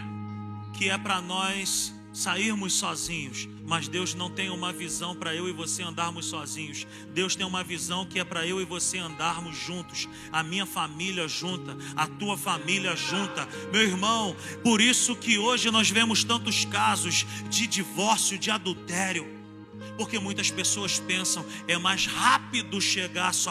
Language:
Portuguese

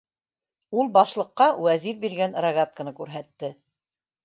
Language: Bashkir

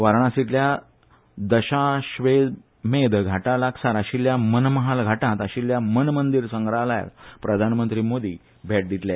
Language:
Konkani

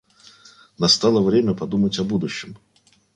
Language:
Russian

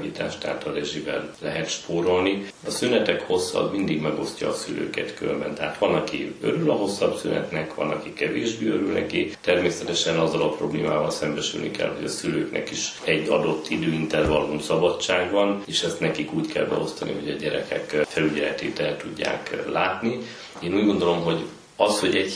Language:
Hungarian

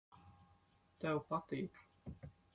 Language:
Latvian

